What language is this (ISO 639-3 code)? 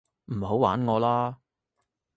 yue